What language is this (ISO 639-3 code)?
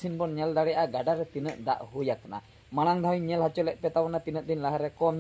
hin